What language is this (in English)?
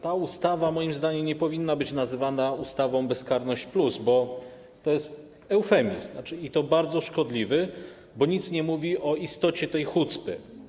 Polish